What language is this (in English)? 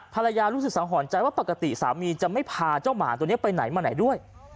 Thai